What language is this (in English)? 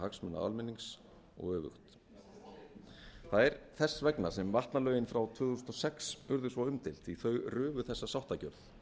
Icelandic